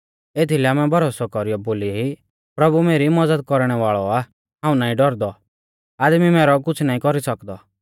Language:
Mahasu Pahari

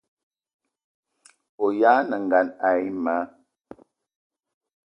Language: Eton (Cameroon)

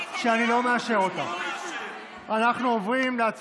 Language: Hebrew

